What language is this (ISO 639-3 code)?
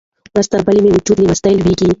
pus